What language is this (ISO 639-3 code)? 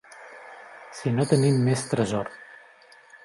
cat